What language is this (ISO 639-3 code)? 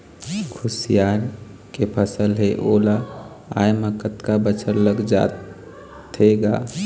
hne